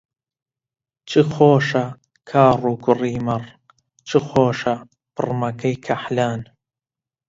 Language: Central Kurdish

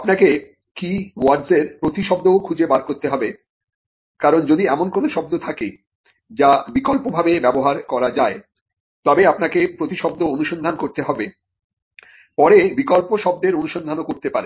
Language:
Bangla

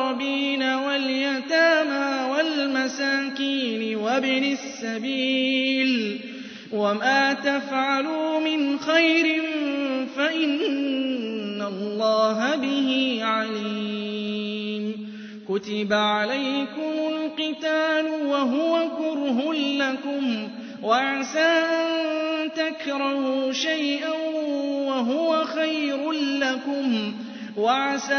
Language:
Arabic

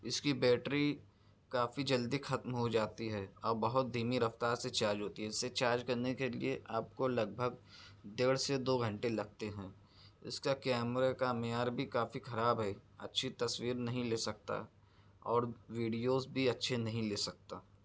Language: Urdu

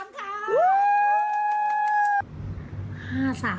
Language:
Thai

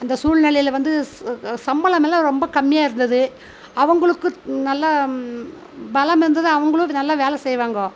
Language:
Tamil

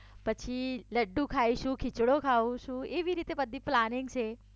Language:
Gujarati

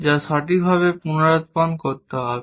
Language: Bangla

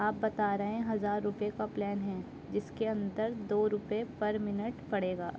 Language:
Urdu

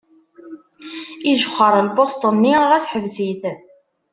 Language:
Kabyle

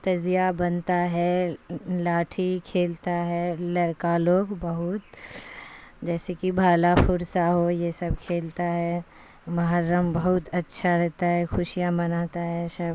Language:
Urdu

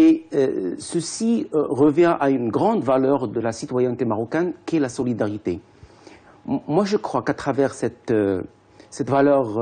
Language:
French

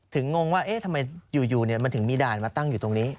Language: Thai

